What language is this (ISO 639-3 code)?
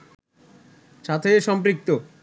ben